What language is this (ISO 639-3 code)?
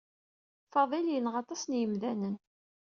kab